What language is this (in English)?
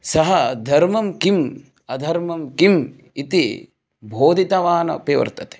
Sanskrit